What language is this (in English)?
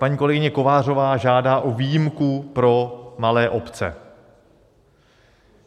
Czech